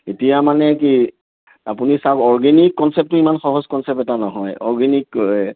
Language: Assamese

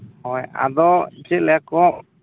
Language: Santali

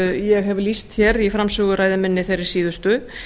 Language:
Icelandic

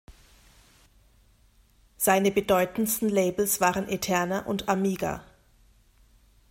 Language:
German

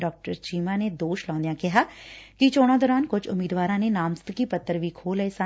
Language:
Punjabi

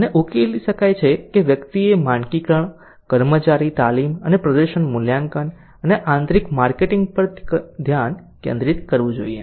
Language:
Gujarati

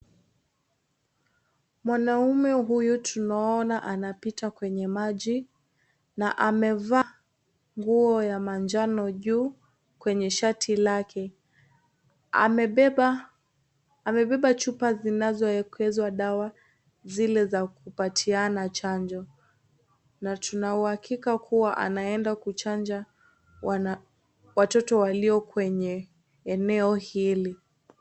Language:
Swahili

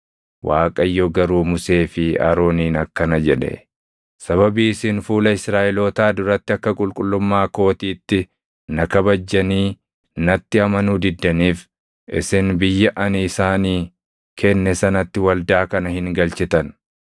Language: Oromo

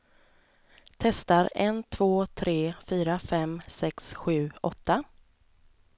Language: Swedish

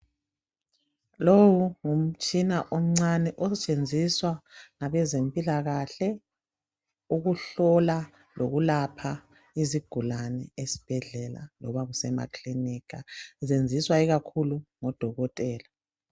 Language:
North Ndebele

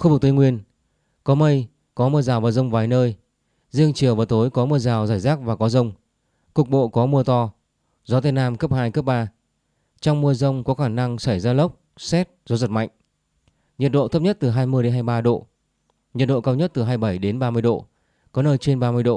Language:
Vietnamese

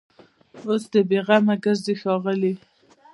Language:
Pashto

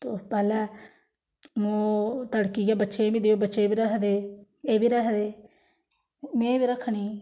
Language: Dogri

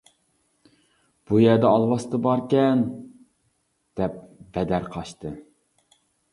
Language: Uyghur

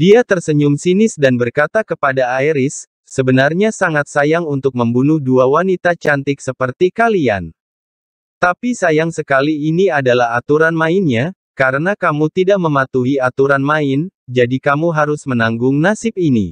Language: Indonesian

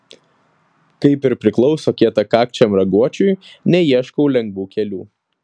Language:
Lithuanian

